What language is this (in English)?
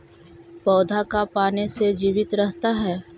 Magahi